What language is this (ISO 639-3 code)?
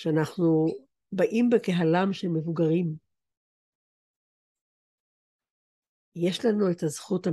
heb